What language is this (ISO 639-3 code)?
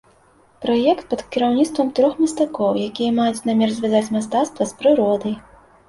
bel